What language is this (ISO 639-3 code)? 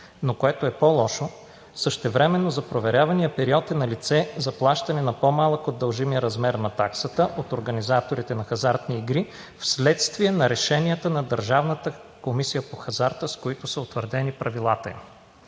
bul